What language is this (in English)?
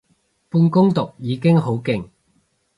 Cantonese